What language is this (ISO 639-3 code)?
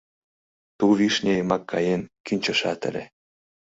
chm